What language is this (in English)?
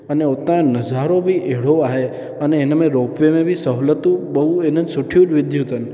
Sindhi